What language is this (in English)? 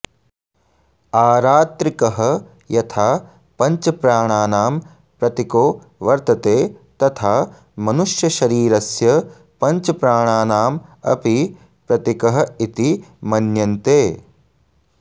Sanskrit